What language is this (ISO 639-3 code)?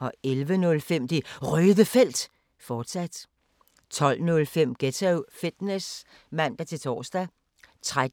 dan